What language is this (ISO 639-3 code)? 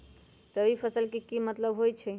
mag